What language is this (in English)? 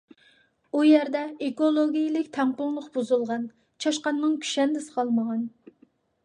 Uyghur